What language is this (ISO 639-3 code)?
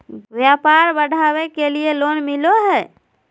mag